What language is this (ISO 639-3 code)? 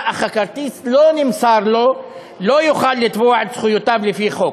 heb